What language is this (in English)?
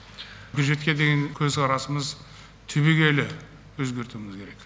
Kazakh